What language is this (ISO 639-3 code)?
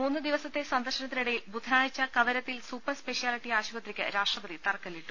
mal